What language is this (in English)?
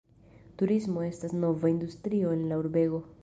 Esperanto